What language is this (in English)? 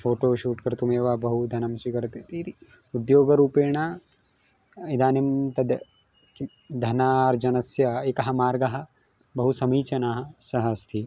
Sanskrit